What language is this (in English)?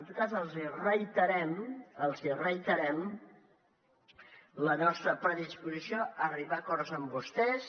Catalan